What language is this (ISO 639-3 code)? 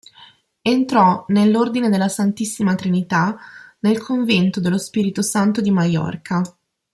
ita